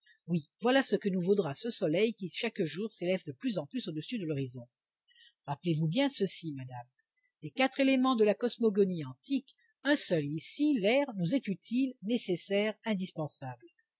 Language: French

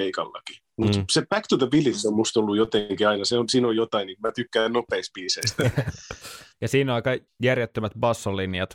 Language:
Finnish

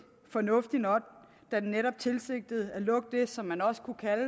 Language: Danish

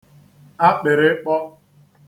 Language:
Igbo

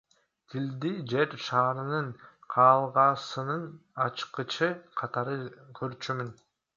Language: Kyrgyz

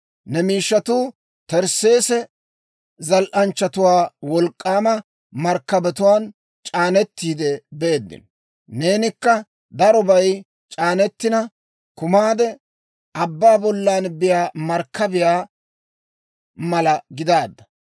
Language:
Dawro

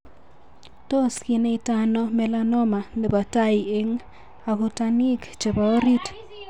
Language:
Kalenjin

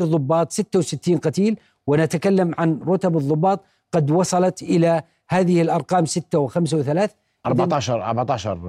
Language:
Arabic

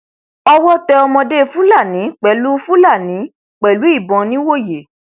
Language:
Yoruba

